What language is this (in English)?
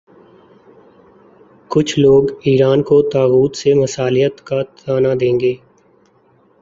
Urdu